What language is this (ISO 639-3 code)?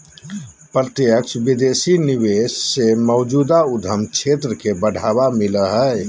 mag